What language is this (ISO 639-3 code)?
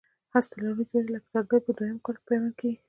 pus